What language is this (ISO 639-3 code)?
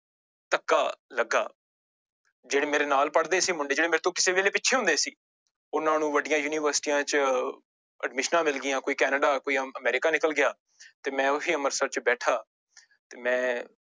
pan